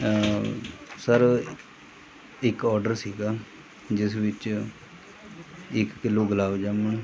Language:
Punjabi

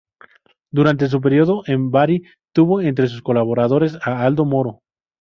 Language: Spanish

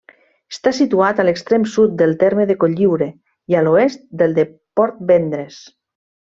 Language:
Catalan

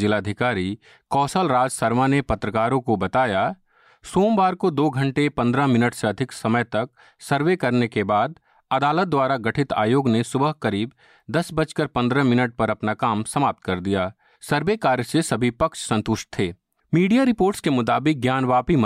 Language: Hindi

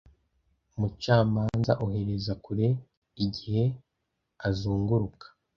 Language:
Kinyarwanda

